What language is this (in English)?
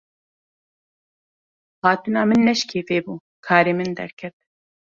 Kurdish